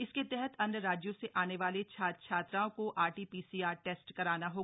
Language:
Hindi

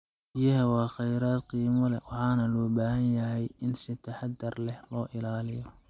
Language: Somali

